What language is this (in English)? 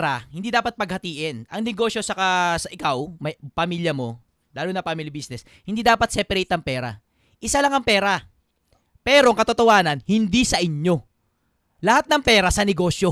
Filipino